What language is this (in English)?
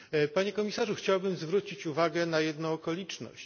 Polish